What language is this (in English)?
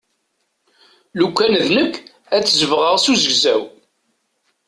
Kabyle